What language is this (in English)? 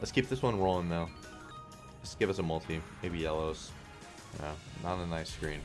English